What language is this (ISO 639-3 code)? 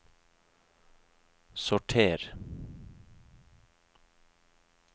nor